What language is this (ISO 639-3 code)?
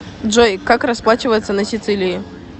rus